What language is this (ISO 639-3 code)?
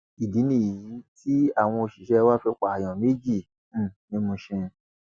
yor